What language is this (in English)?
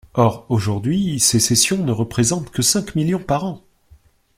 French